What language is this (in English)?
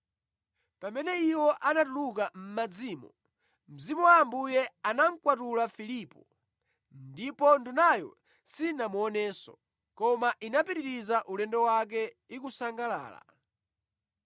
Nyanja